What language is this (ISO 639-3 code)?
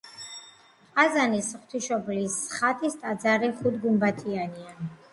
kat